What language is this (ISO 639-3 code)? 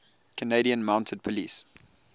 eng